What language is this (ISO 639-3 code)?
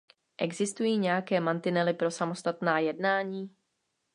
ces